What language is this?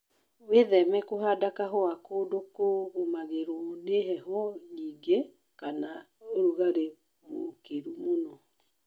Kikuyu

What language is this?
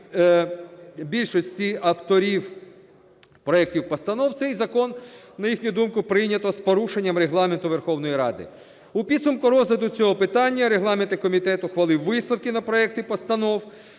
Ukrainian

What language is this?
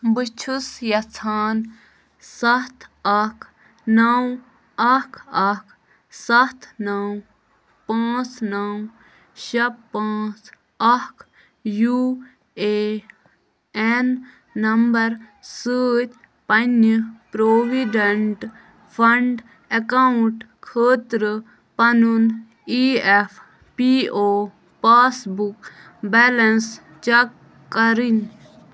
Kashmiri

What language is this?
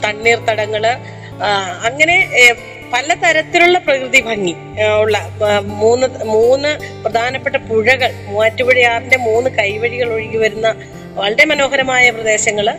Malayalam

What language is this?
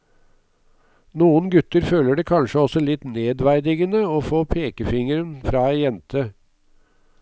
Norwegian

